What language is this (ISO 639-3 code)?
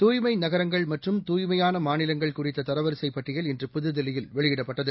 tam